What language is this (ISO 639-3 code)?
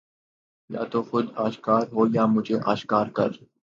urd